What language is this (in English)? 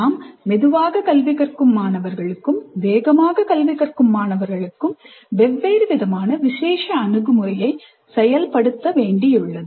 Tamil